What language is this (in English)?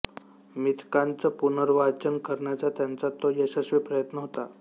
Marathi